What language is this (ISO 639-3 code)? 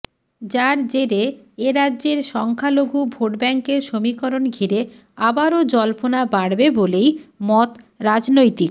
ben